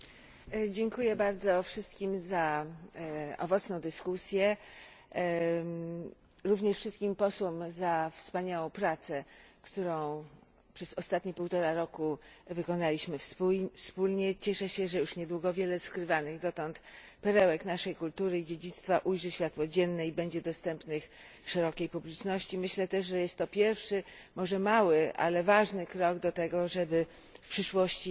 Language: Polish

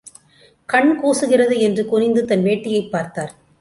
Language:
Tamil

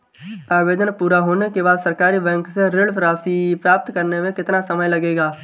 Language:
Hindi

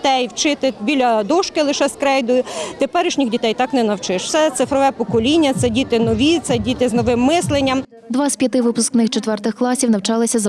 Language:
Ukrainian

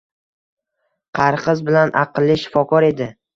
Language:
Uzbek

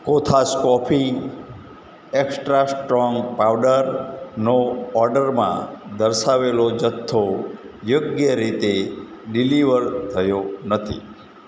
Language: Gujarati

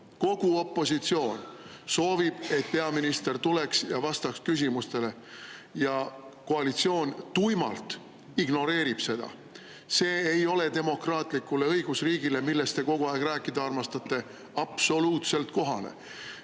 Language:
Estonian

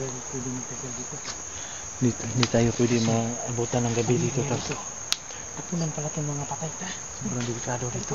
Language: Filipino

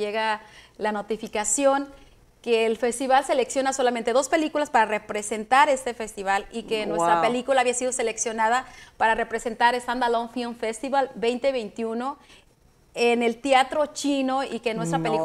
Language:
Spanish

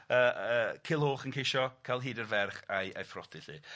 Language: Welsh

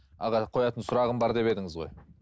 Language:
Kazakh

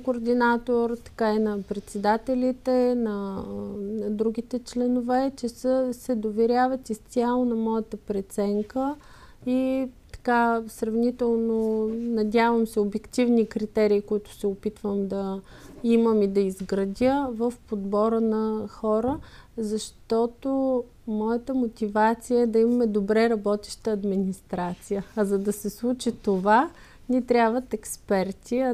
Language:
Bulgarian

